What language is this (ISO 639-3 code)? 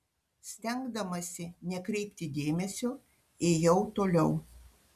lit